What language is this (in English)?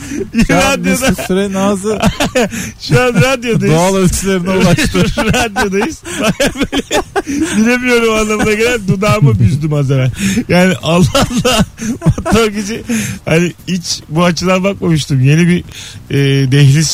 Turkish